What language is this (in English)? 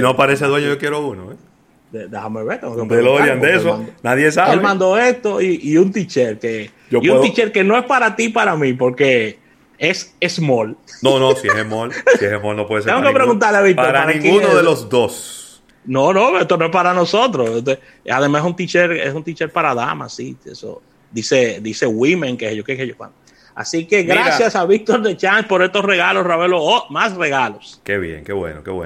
Spanish